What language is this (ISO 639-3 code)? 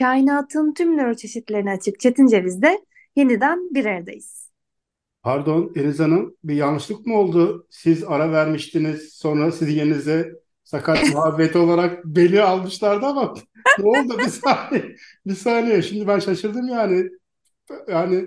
tur